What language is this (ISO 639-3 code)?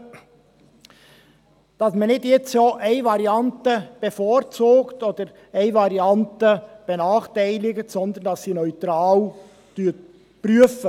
gsw